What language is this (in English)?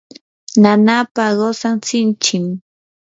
Yanahuanca Pasco Quechua